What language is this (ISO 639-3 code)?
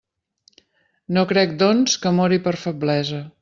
cat